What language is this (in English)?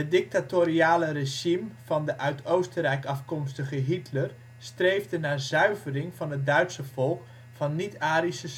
Dutch